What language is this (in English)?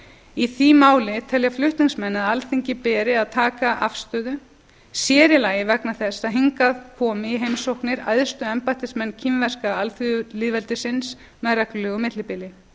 Icelandic